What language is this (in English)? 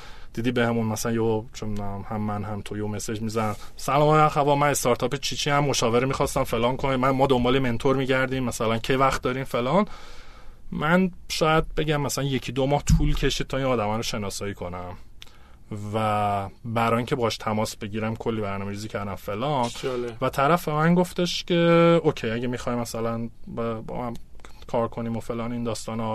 Persian